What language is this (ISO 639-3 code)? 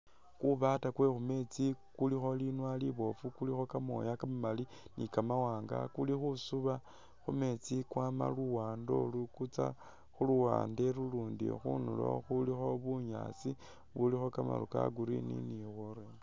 myx